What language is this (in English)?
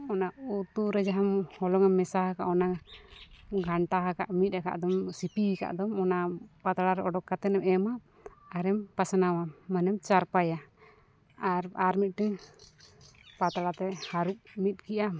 Santali